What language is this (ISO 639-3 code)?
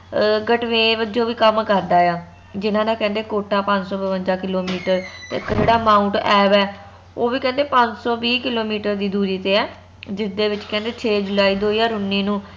pan